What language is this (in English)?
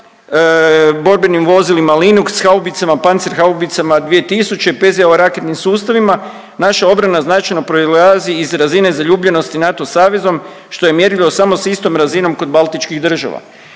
Croatian